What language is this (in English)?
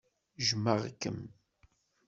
Kabyle